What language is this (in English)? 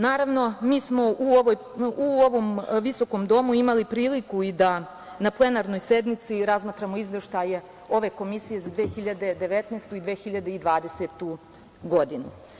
Serbian